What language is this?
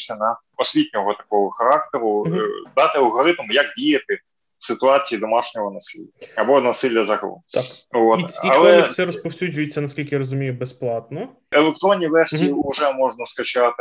Ukrainian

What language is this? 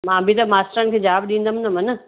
Sindhi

